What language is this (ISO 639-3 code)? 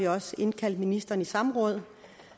dan